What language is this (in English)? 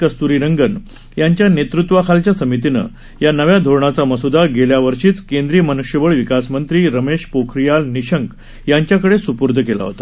Marathi